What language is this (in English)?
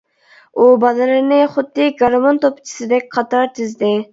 Uyghur